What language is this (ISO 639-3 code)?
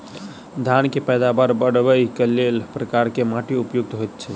mai